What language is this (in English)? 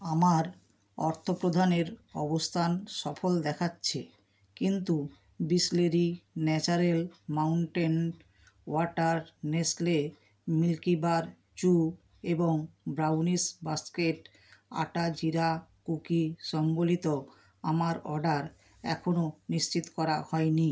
Bangla